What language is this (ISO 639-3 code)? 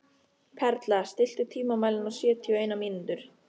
isl